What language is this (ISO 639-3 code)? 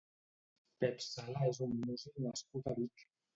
cat